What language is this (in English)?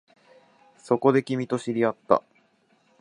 Japanese